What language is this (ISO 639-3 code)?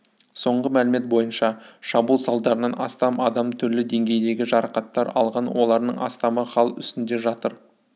kaz